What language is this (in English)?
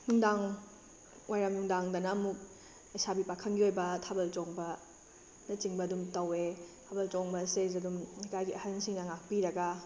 Manipuri